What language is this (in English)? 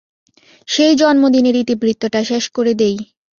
Bangla